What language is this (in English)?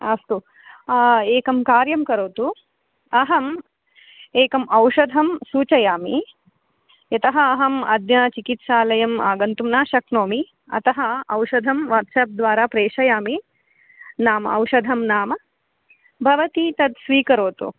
Sanskrit